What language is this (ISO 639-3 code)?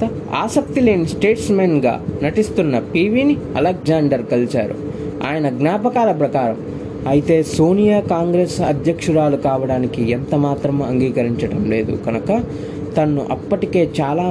tel